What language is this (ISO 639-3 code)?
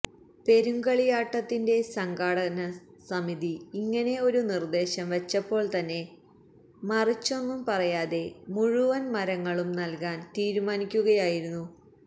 mal